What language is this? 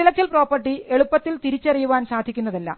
Malayalam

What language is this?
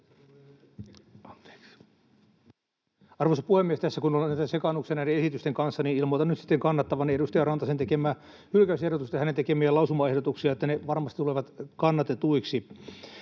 Finnish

